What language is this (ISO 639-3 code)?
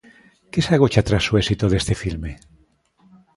glg